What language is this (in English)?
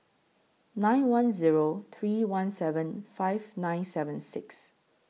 English